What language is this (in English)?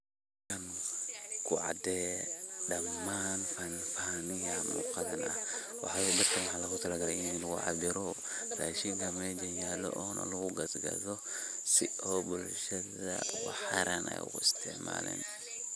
Somali